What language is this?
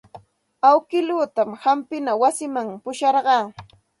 Santa Ana de Tusi Pasco Quechua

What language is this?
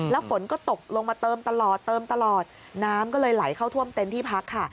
Thai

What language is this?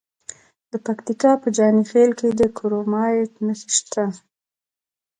Pashto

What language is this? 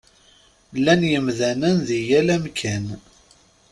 Kabyle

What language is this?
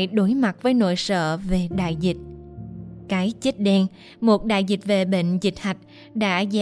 Vietnamese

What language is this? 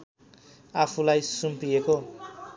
Nepali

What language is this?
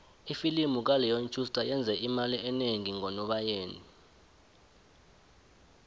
South Ndebele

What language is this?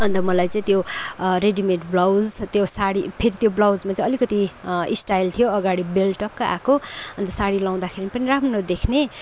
Nepali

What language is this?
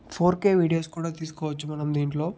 Telugu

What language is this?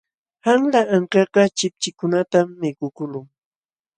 Jauja Wanca Quechua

